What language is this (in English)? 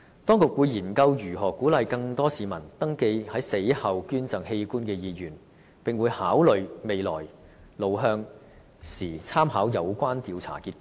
Cantonese